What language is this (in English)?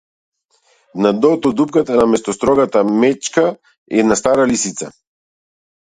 Macedonian